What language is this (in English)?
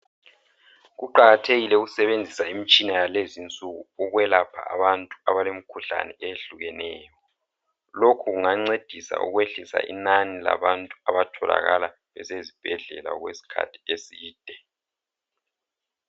North Ndebele